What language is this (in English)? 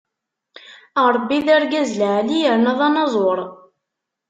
Kabyle